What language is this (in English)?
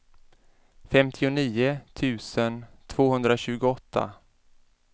Swedish